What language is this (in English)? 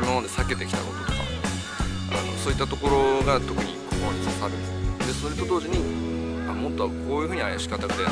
Japanese